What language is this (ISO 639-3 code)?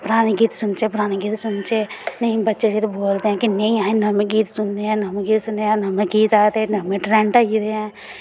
doi